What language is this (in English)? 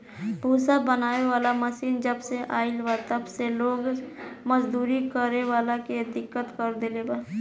Bhojpuri